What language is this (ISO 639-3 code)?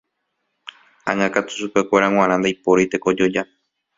grn